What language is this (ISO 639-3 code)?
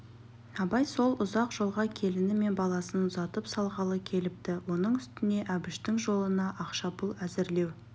kaz